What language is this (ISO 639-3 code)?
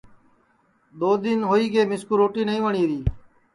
ssi